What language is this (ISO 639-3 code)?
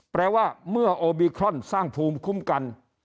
tha